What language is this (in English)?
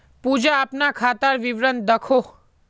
Magahi